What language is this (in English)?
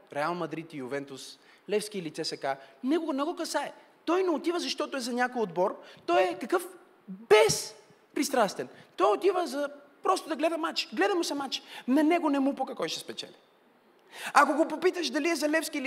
Bulgarian